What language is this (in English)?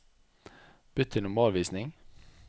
Norwegian